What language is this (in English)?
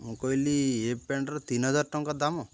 Odia